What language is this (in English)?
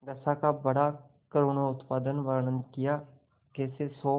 Hindi